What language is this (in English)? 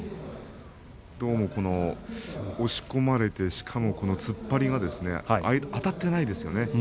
Japanese